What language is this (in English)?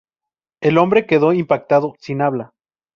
Spanish